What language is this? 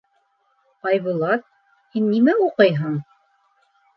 Bashkir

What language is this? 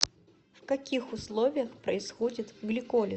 Russian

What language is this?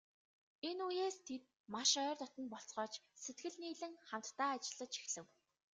Mongolian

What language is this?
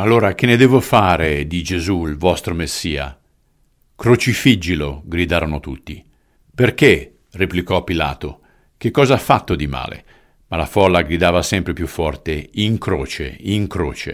Italian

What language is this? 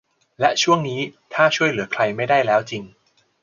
Thai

